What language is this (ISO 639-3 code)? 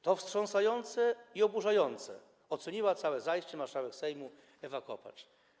pol